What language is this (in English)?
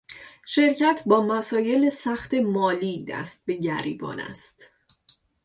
Persian